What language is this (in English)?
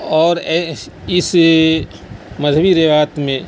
Urdu